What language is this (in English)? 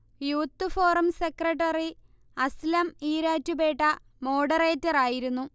Malayalam